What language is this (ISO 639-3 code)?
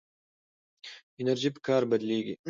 pus